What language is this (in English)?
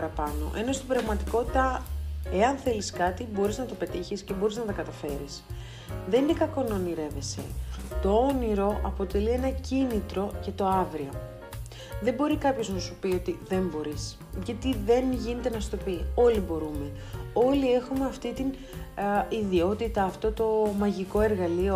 Greek